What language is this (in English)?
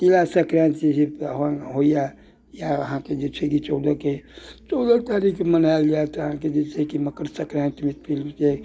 Maithili